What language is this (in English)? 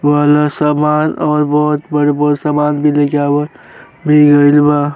Bhojpuri